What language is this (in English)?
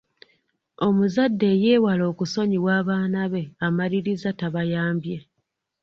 Ganda